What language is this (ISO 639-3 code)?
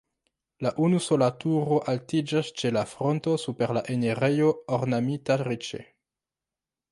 epo